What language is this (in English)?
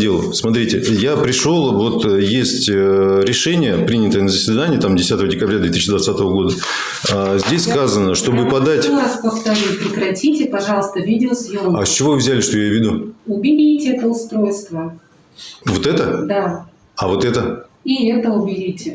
Russian